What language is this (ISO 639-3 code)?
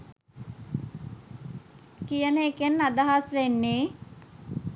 sin